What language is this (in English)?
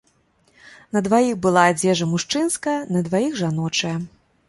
Belarusian